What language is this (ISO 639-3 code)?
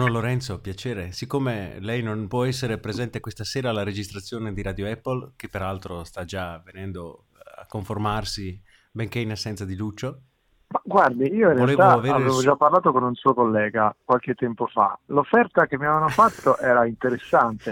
ita